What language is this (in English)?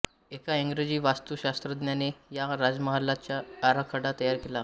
Marathi